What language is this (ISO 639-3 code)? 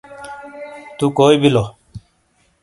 scl